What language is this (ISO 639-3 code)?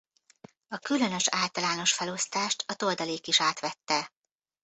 hun